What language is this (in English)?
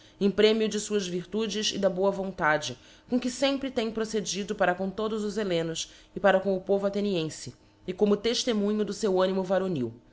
Portuguese